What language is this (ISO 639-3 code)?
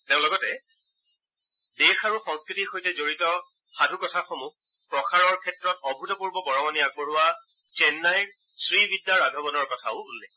asm